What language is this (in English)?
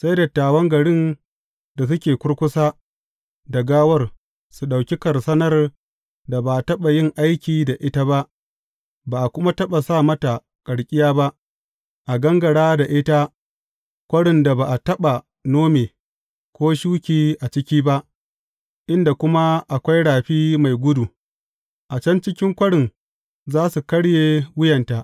Hausa